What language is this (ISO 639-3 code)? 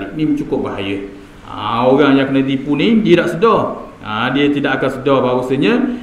msa